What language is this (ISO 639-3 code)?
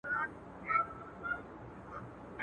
pus